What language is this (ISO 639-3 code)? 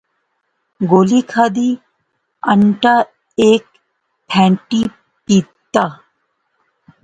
phr